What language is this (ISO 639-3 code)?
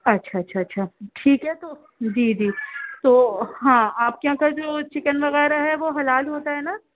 urd